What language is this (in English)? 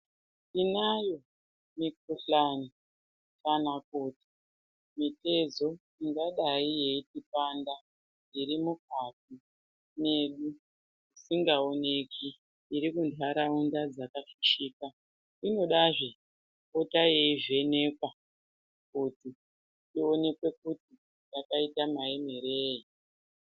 Ndau